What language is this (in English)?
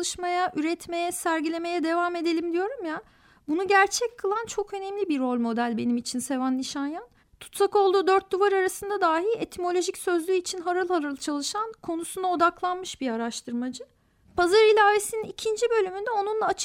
Turkish